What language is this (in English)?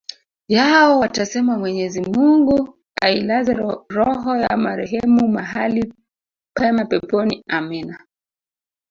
Swahili